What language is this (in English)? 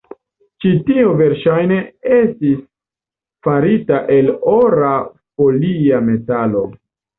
Esperanto